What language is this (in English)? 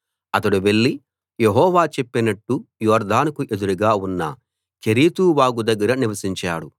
Telugu